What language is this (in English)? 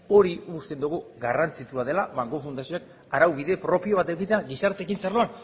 Basque